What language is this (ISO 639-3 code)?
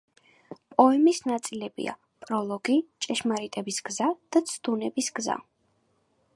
kat